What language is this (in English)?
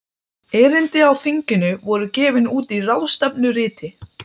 Icelandic